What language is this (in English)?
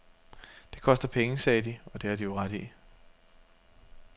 Danish